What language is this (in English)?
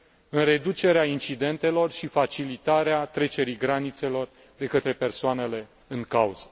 Romanian